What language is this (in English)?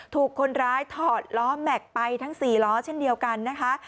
Thai